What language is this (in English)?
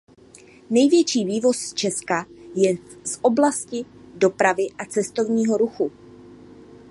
Czech